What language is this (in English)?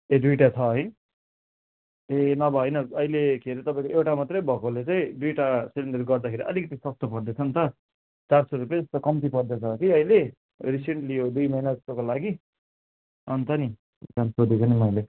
Nepali